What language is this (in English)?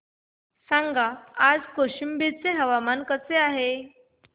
Marathi